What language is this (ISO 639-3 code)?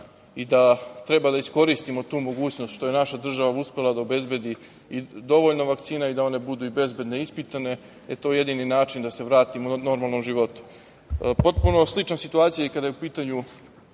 srp